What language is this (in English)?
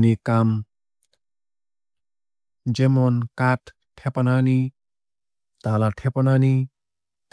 Kok Borok